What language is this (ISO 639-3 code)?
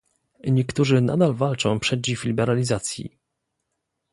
pol